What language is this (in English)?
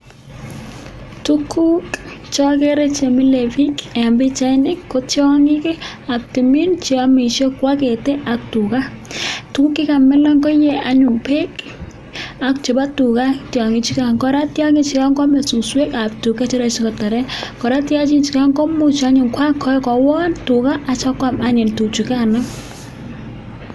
Kalenjin